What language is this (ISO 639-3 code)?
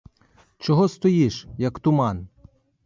ukr